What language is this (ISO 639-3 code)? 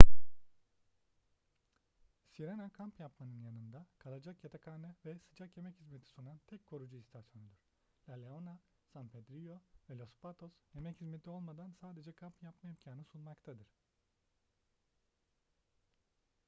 tur